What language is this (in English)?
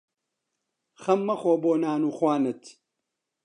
Central Kurdish